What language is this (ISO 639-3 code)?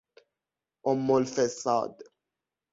fas